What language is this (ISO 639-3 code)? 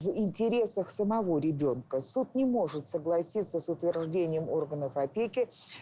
rus